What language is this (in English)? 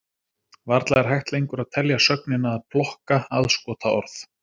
Icelandic